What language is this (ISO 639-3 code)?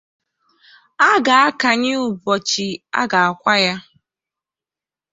ibo